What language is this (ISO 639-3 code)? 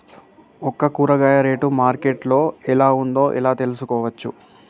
tel